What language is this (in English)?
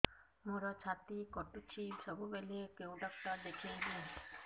Odia